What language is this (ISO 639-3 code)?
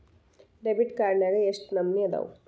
kan